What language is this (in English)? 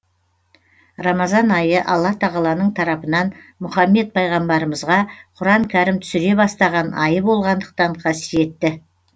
Kazakh